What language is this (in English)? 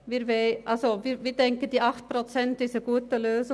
Swiss German